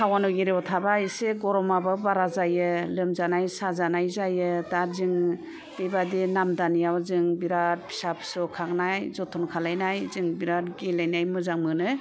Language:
Bodo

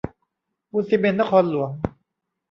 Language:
Thai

